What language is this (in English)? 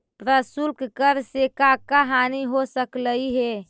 Magahi